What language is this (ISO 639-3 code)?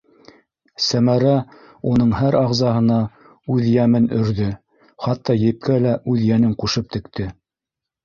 bak